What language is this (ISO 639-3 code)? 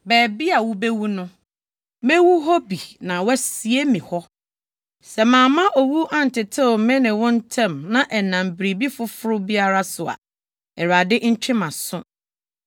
aka